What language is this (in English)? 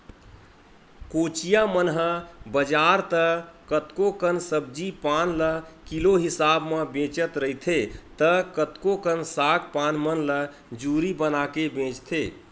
Chhattisgarhi